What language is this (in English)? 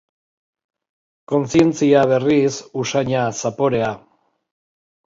Basque